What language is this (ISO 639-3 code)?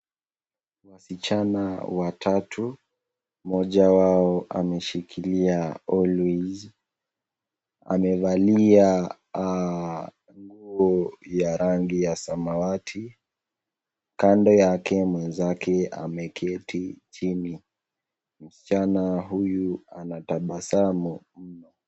swa